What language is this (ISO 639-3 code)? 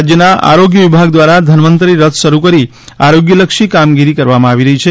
guj